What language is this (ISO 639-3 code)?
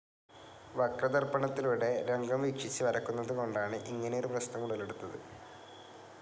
mal